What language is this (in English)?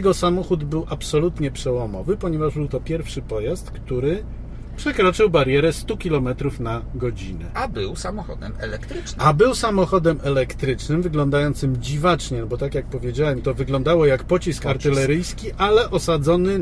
Polish